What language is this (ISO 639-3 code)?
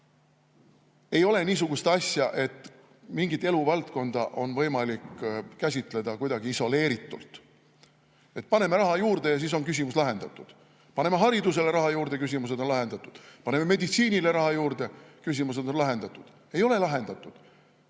est